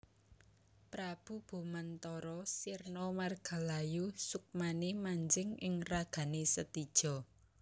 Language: Javanese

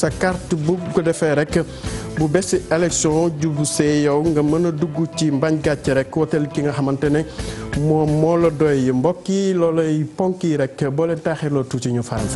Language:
French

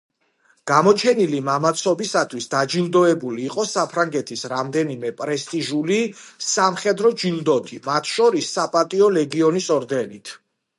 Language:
Georgian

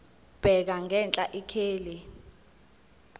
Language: Zulu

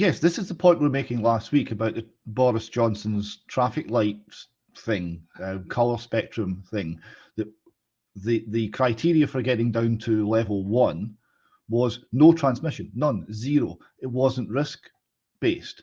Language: English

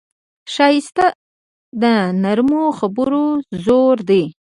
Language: Pashto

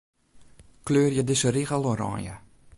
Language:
Western Frisian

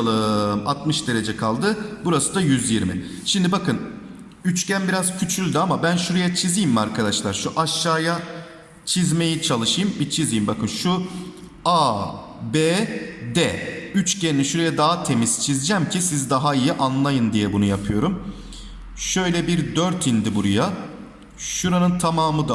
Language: Turkish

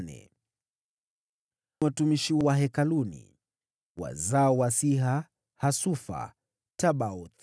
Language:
Swahili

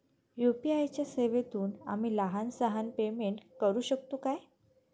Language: Marathi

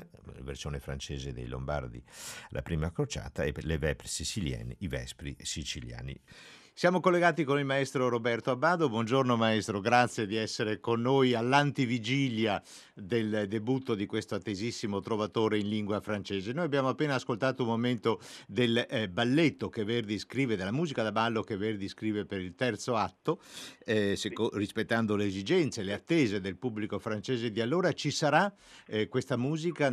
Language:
Italian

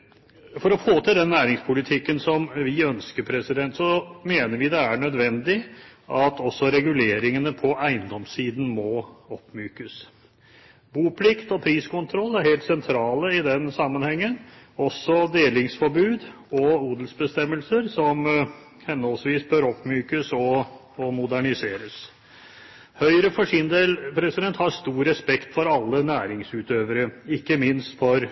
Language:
Norwegian Bokmål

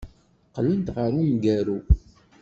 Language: Kabyle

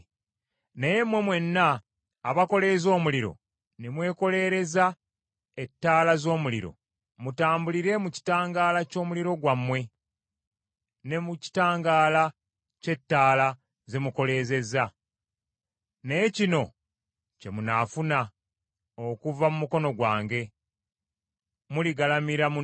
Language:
Ganda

